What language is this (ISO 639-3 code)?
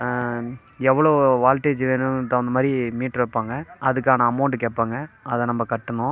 tam